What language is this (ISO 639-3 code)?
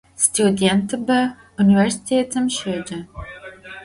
ady